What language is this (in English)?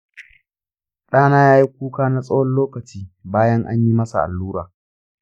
Hausa